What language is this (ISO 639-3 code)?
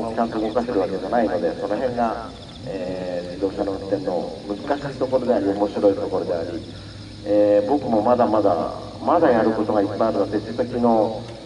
jpn